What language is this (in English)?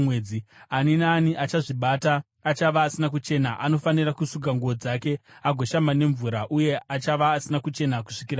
Shona